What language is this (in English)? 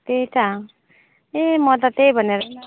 Nepali